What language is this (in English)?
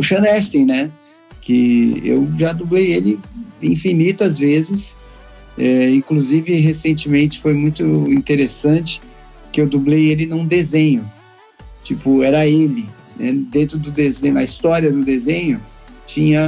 Portuguese